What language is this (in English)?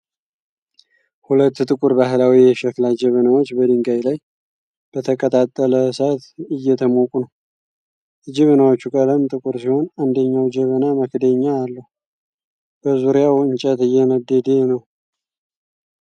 Amharic